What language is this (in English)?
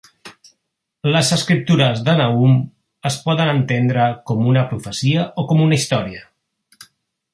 Catalan